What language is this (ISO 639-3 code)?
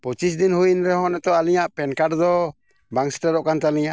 sat